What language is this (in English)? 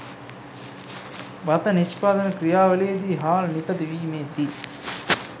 Sinhala